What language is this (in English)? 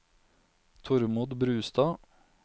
Norwegian